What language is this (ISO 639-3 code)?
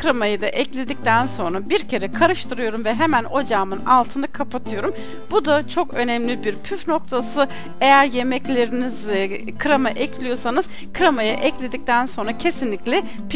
tur